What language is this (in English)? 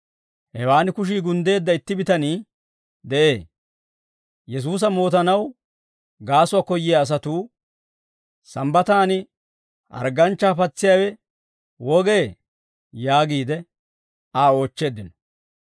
Dawro